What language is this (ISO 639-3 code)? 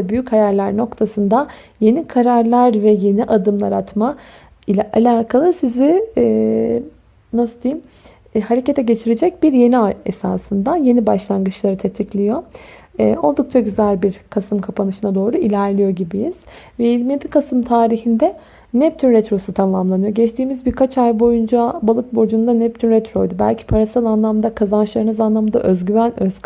tur